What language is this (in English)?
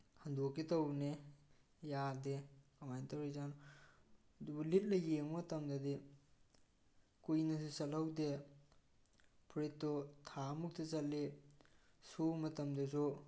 Manipuri